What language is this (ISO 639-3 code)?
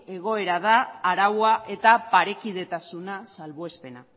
eus